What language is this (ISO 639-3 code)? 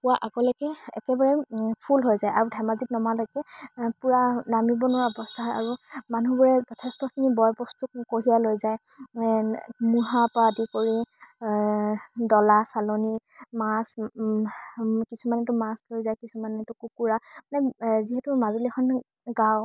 asm